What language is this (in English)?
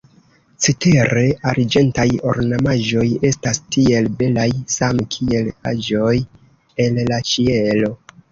Esperanto